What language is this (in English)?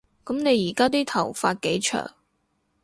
Cantonese